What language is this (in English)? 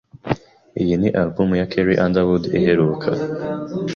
Kinyarwanda